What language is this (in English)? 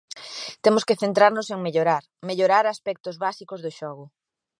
Galician